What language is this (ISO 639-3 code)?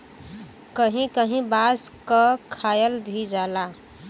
bho